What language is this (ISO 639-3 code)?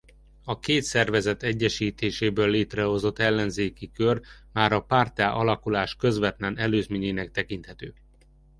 hun